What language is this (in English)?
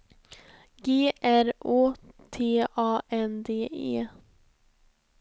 Swedish